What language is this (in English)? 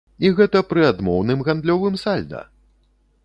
Belarusian